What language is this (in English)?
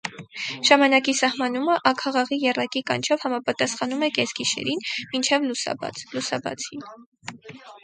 Armenian